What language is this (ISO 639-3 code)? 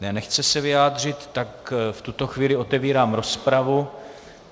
ces